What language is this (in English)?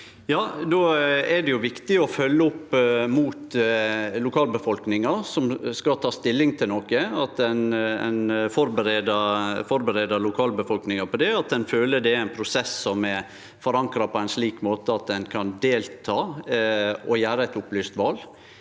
Norwegian